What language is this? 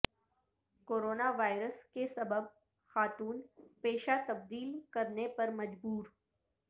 Urdu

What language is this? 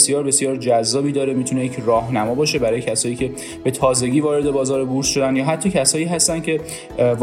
Persian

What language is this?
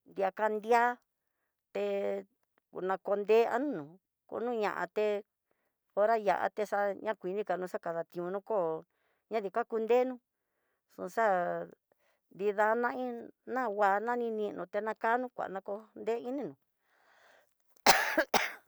Tidaá Mixtec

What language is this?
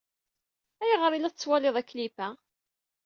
Kabyle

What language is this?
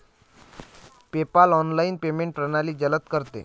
Marathi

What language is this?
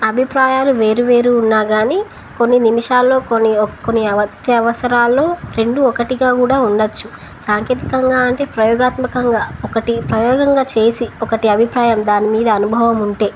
Telugu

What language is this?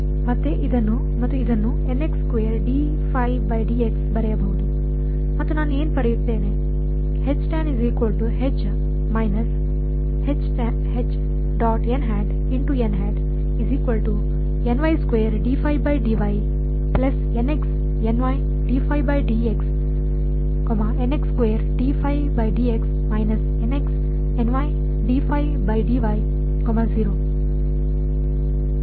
Kannada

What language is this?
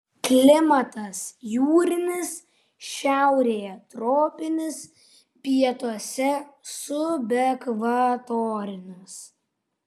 Lithuanian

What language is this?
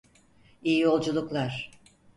Turkish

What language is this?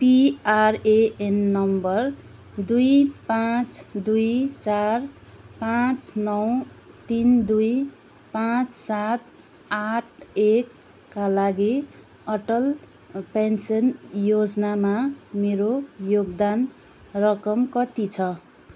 Nepali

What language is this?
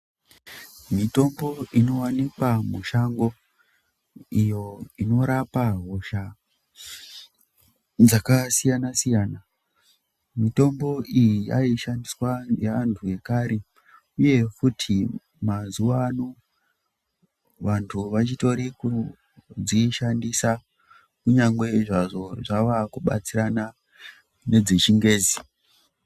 Ndau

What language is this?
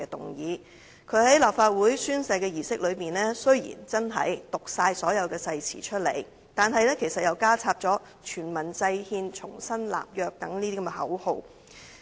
Cantonese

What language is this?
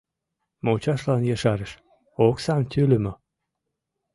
Mari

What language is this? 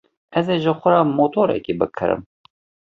Kurdish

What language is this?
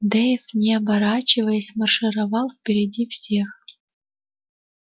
Russian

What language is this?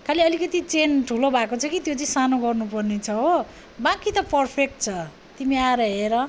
Nepali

